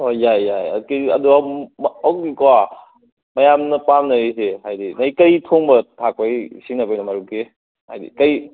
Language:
Manipuri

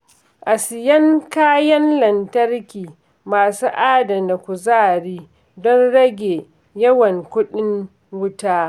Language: Hausa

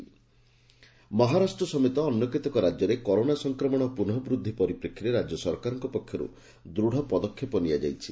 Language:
Odia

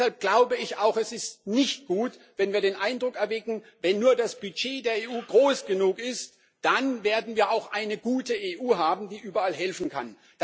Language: German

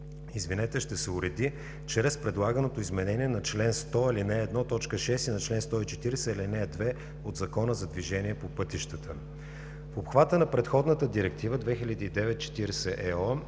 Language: Bulgarian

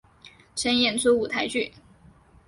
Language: Chinese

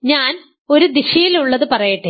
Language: Malayalam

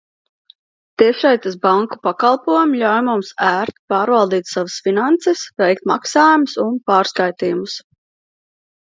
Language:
Latvian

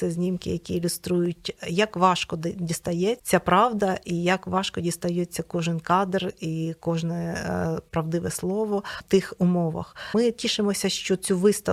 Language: Ukrainian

